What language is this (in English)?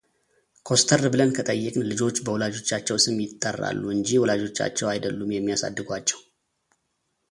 Amharic